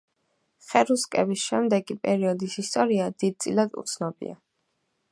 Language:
Georgian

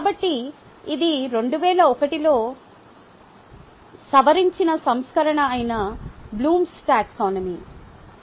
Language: Telugu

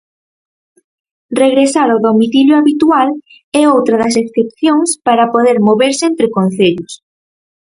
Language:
Galician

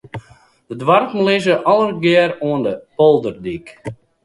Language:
Western Frisian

